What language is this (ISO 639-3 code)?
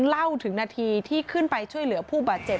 tha